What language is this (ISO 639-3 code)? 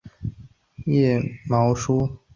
zho